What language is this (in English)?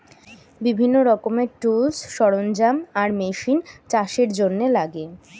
Bangla